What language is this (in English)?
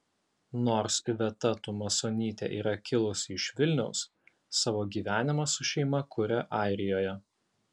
Lithuanian